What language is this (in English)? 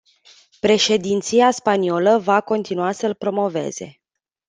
Romanian